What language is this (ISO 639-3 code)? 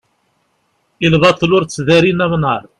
kab